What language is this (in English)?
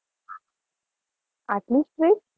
Gujarati